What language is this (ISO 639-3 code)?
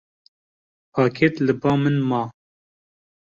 kur